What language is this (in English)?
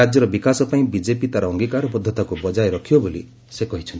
Odia